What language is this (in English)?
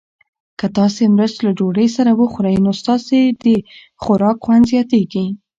Pashto